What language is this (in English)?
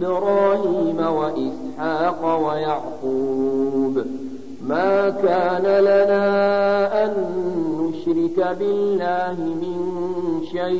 Arabic